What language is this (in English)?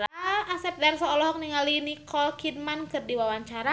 Sundanese